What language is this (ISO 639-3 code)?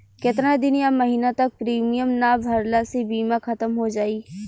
bho